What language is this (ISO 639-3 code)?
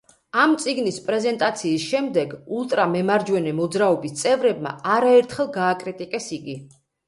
kat